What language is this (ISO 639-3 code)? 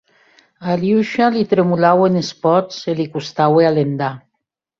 oci